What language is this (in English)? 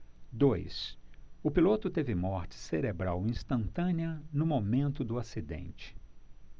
Portuguese